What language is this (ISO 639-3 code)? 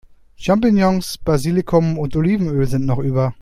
deu